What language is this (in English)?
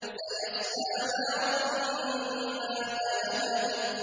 Arabic